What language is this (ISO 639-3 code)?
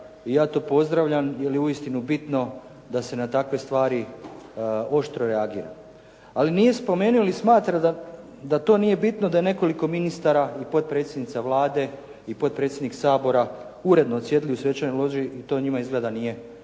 hrv